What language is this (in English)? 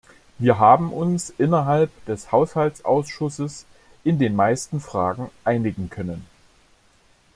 German